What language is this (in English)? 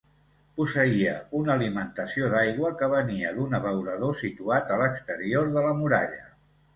Catalan